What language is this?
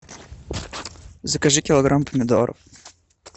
Russian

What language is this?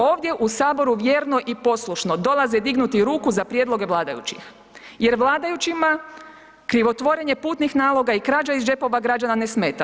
Croatian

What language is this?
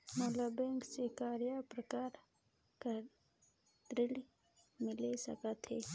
Chhattisgarhi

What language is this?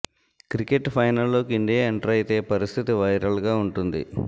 Telugu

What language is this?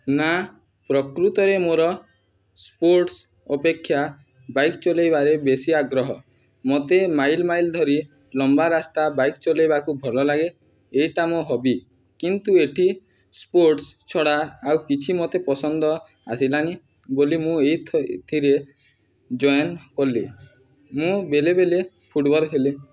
Odia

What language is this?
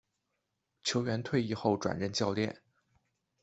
Chinese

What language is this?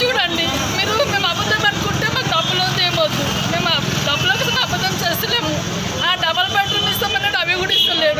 Hindi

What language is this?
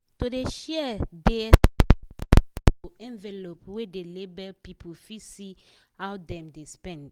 Nigerian Pidgin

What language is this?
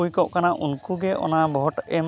Santali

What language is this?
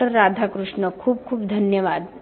Marathi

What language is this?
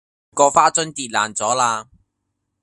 Cantonese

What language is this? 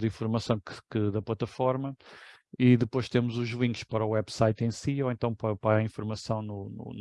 Portuguese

